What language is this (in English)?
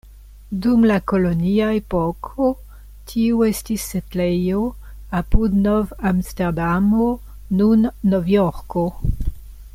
Esperanto